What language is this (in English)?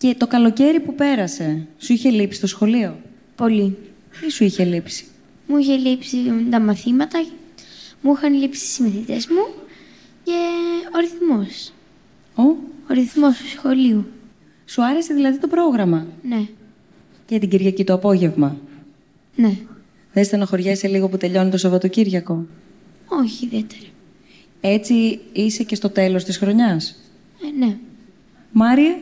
Greek